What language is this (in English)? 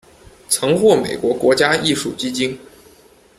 Chinese